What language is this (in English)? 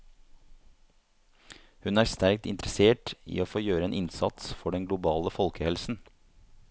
Norwegian